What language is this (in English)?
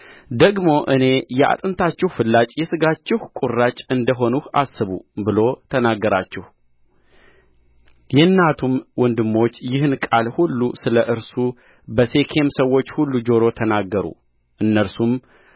Amharic